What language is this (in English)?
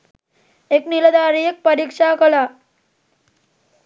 Sinhala